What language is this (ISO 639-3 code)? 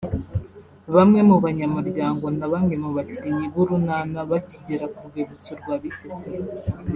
kin